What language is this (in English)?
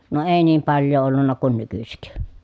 Finnish